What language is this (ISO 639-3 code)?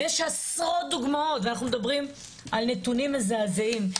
heb